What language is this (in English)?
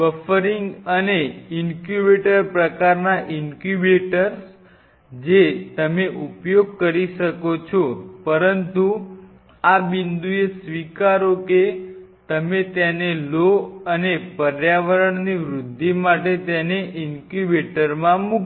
Gujarati